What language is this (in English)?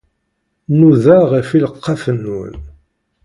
Kabyle